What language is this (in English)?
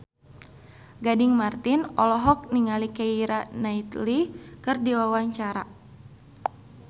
Sundanese